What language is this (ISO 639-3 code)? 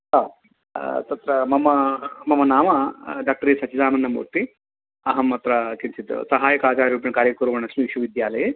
san